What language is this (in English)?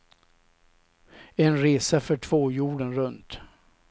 Swedish